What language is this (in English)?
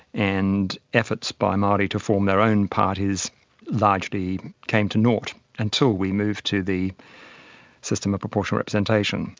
English